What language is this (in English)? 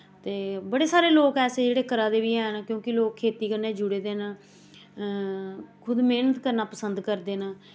Dogri